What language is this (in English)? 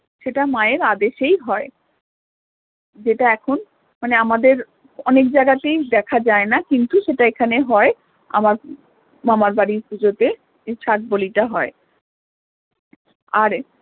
Bangla